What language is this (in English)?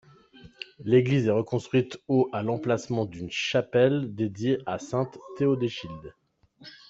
French